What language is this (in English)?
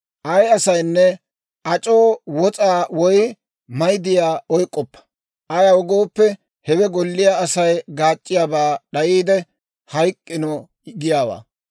Dawro